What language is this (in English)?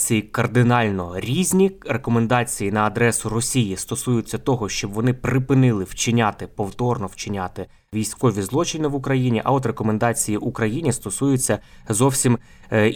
Ukrainian